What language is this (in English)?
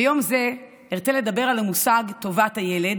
Hebrew